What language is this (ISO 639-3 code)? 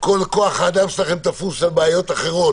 heb